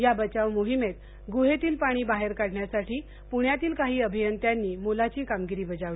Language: Marathi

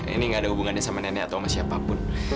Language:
Indonesian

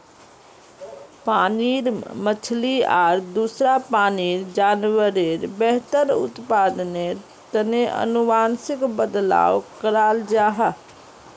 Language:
Magahi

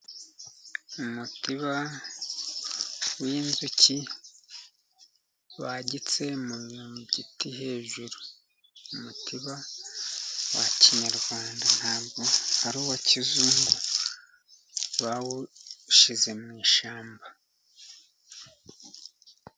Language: Kinyarwanda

